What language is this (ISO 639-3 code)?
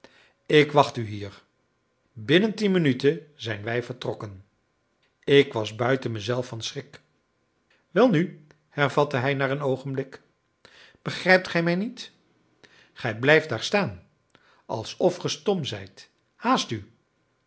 nld